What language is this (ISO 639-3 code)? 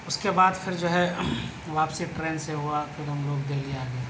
urd